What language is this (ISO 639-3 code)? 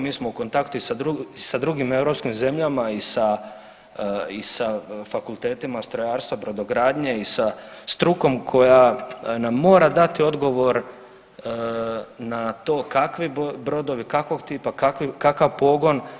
hrv